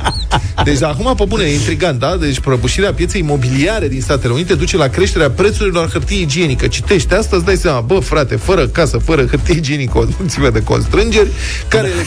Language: Romanian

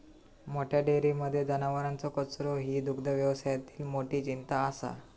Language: Marathi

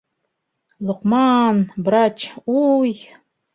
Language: Bashkir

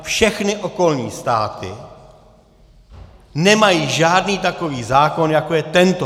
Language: Czech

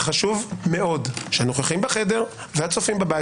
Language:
Hebrew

